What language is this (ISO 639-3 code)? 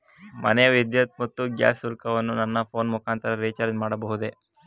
kan